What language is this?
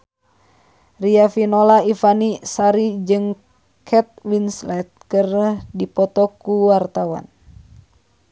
Sundanese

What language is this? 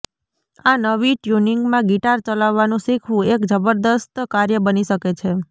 Gujarati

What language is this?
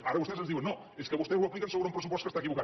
Catalan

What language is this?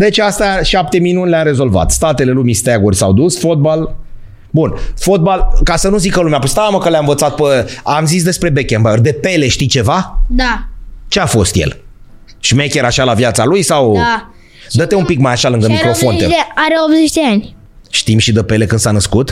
Romanian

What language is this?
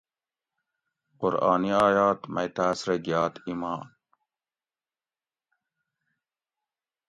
Gawri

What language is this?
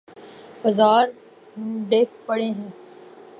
Urdu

